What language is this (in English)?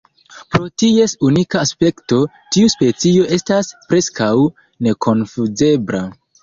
Esperanto